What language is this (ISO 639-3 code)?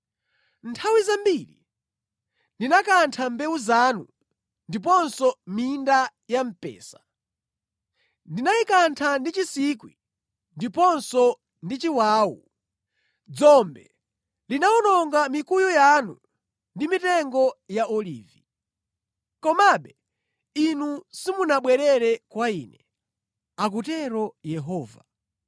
nya